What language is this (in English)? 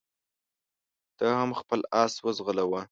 Pashto